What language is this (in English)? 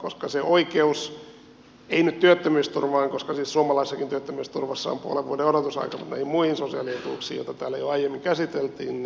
Finnish